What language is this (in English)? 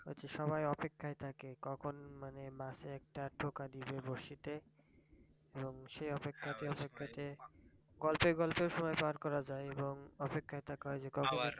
Bangla